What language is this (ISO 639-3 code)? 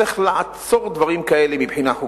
heb